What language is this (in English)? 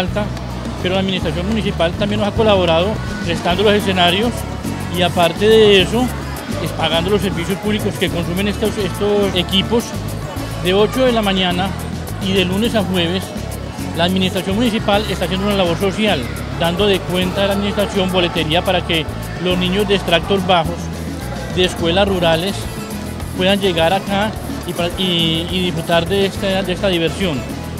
Spanish